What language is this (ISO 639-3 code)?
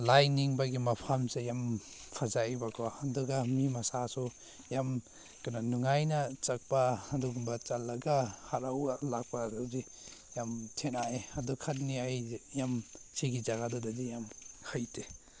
mni